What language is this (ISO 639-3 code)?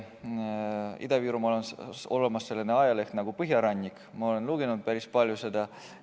est